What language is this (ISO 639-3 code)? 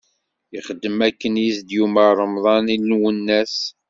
kab